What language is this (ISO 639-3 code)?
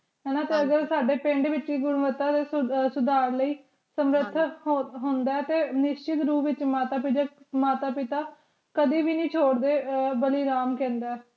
pan